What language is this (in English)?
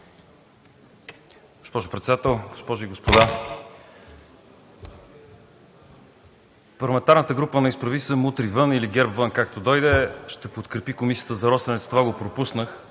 Bulgarian